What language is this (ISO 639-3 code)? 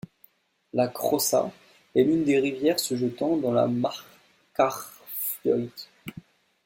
fra